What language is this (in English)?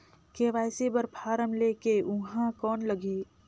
Chhattisgarhi